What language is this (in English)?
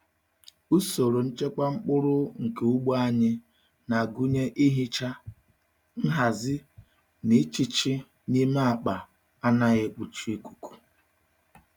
Igbo